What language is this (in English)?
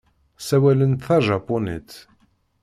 Kabyle